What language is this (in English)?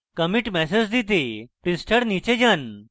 Bangla